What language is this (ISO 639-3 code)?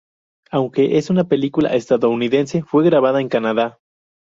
spa